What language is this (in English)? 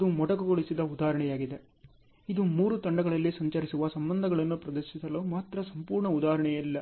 Kannada